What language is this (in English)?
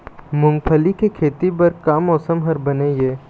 Chhattisgarhi